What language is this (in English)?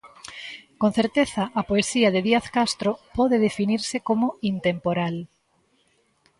Galician